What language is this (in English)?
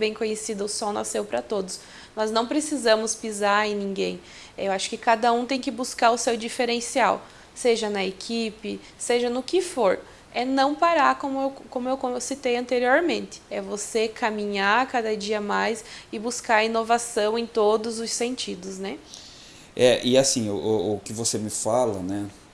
Portuguese